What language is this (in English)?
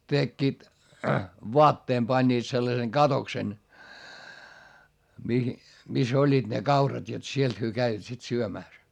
Finnish